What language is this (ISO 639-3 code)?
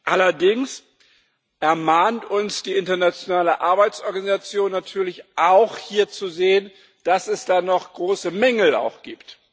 deu